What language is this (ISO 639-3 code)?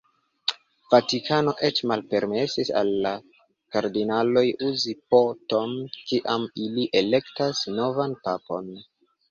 epo